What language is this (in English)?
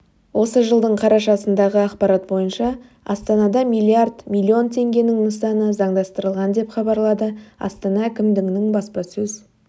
Kazakh